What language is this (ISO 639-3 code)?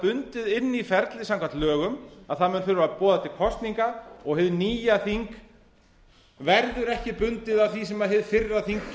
isl